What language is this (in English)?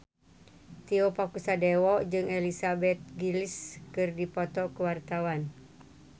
Sundanese